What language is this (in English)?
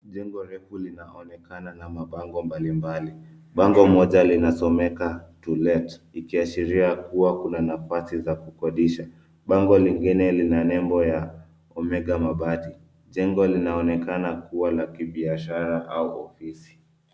Swahili